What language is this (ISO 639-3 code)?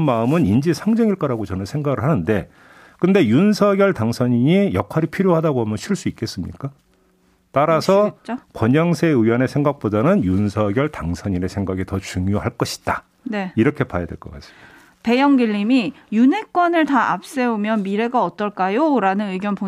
kor